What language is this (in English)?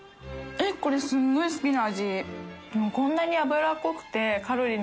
Japanese